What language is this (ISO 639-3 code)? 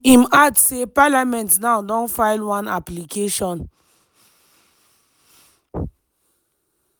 pcm